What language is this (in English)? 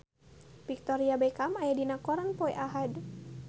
Sundanese